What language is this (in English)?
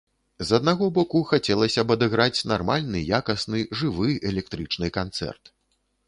Belarusian